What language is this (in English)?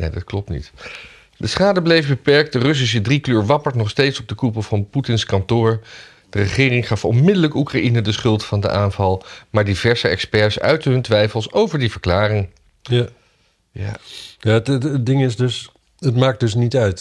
Dutch